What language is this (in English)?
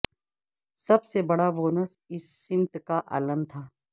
Urdu